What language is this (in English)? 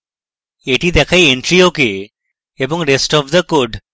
Bangla